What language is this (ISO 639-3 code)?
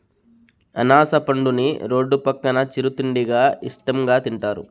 tel